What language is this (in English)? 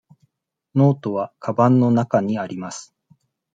Japanese